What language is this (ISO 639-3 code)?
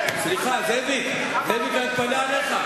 heb